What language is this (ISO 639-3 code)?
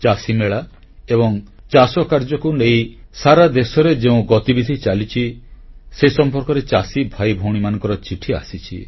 ori